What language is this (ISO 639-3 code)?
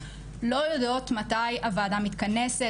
heb